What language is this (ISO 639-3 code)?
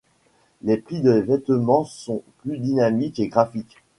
fra